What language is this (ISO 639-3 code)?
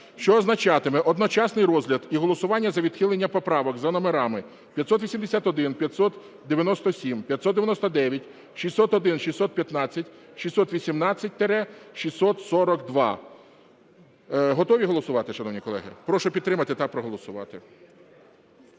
ukr